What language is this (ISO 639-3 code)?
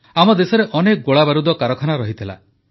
ori